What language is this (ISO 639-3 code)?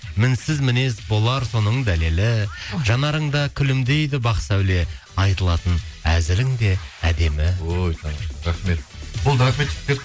kaz